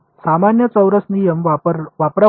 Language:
Marathi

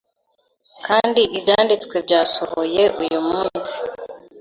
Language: Kinyarwanda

